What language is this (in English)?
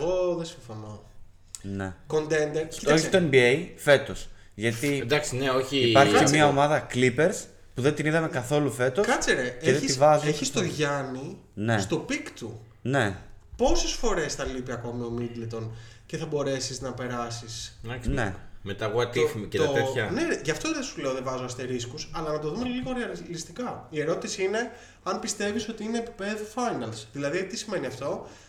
Greek